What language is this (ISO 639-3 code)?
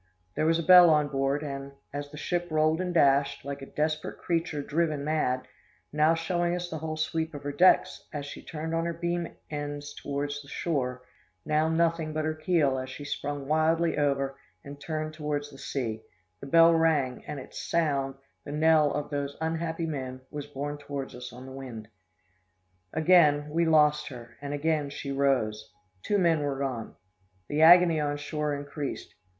eng